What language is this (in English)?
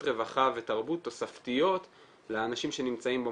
Hebrew